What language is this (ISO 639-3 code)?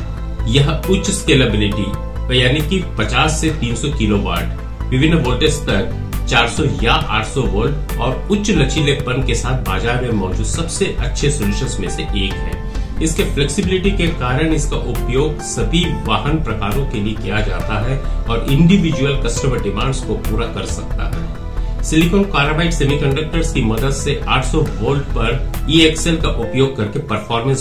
hin